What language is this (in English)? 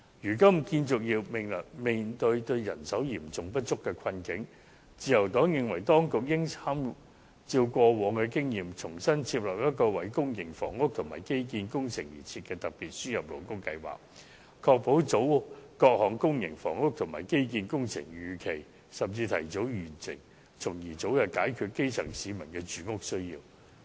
Cantonese